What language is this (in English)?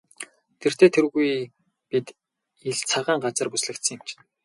Mongolian